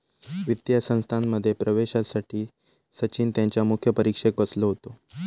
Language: Marathi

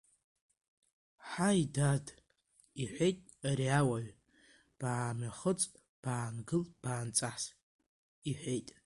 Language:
Abkhazian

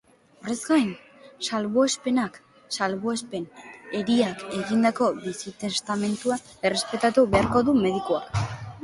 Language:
Basque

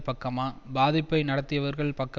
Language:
Tamil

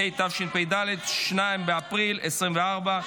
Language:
Hebrew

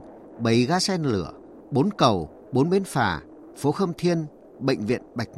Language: Vietnamese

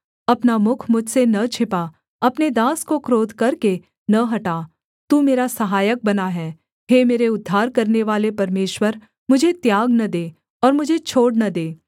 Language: Hindi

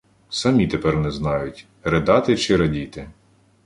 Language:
Ukrainian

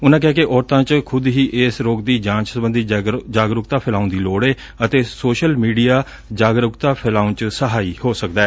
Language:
Punjabi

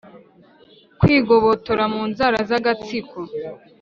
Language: Kinyarwanda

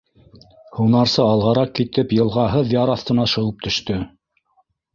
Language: Bashkir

